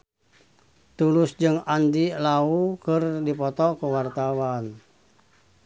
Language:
Sundanese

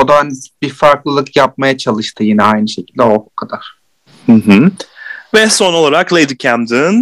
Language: Turkish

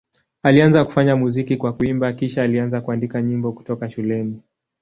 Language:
Swahili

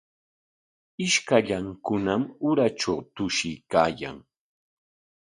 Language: Corongo Ancash Quechua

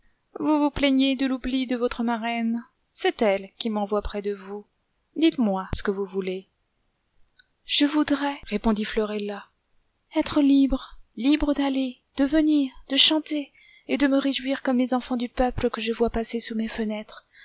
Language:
French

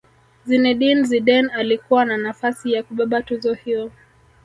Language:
Swahili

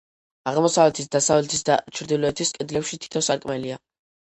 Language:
Georgian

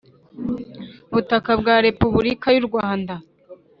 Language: Kinyarwanda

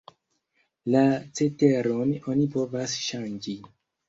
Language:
Esperanto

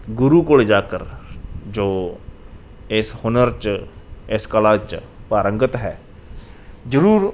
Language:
Punjabi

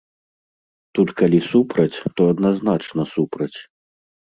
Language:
Belarusian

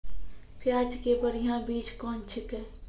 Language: Maithili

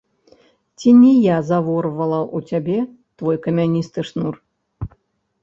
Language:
Belarusian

